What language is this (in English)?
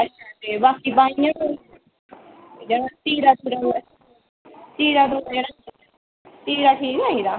Dogri